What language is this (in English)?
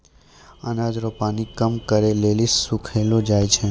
Maithili